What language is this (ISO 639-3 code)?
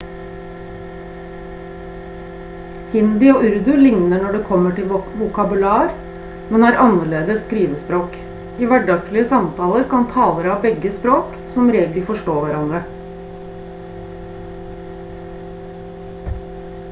nob